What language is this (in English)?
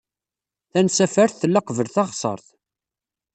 Kabyle